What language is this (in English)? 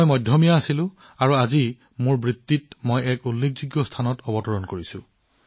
Assamese